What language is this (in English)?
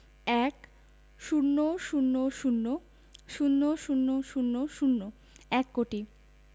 Bangla